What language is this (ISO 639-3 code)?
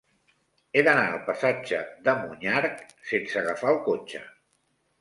cat